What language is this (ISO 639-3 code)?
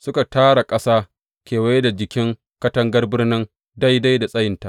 hau